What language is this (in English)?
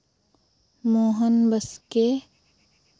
Santali